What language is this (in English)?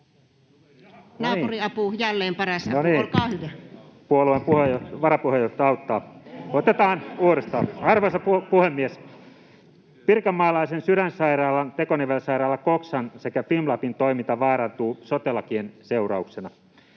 Finnish